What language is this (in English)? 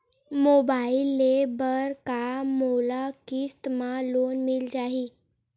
Chhattisgarhi